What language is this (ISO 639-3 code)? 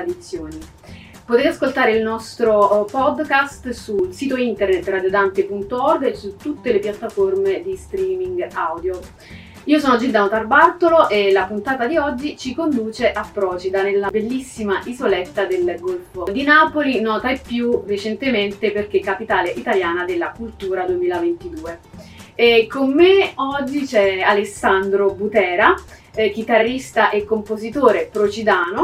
ita